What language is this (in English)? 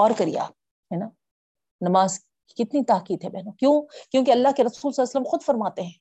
Urdu